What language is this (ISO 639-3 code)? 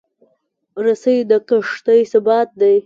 pus